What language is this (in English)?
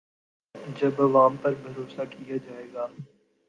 Urdu